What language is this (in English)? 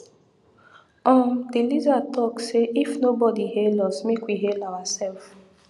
Nigerian Pidgin